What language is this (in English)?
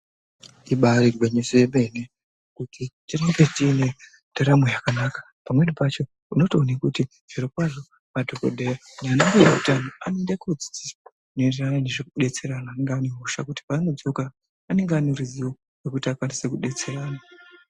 Ndau